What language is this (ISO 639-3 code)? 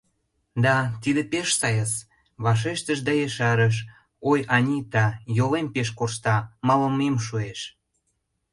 chm